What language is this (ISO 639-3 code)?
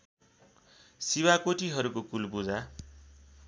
nep